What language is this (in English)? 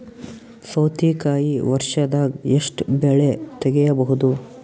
Kannada